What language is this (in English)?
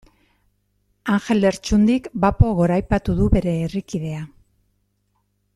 Basque